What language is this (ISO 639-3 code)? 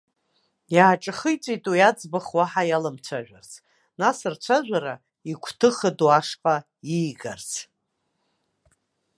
abk